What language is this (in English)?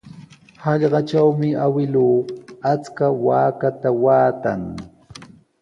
Sihuas Ancash Quechua